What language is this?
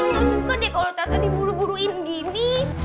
Indonesian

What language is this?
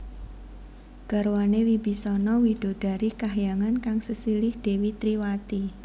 Javanese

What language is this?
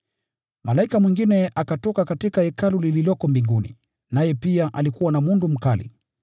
Swahili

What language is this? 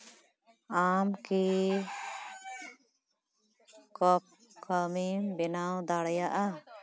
Santali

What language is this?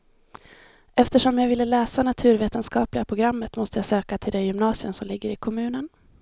Swedish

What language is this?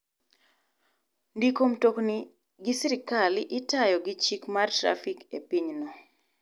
Luo (Kenya and Tanzania)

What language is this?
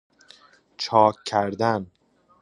Persian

